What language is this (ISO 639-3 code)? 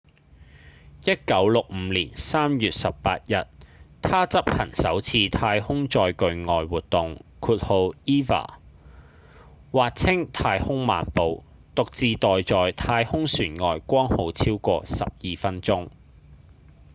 yue